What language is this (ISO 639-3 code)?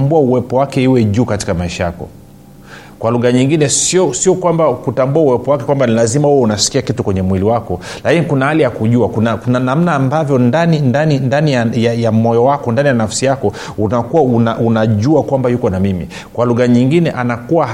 swa